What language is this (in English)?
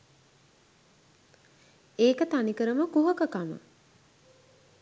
Sinhala